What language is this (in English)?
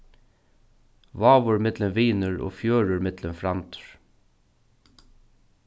Faroese